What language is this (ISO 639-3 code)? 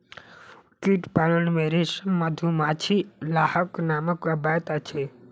mai